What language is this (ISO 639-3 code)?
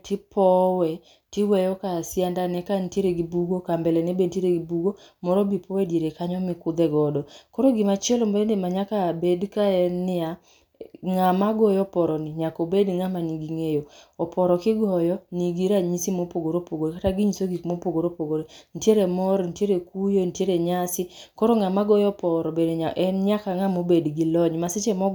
luo